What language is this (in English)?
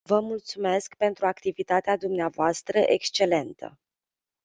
Romanian